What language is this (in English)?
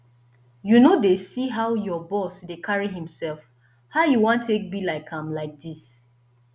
Nigerian Pidgin